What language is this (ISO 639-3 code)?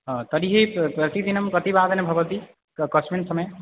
san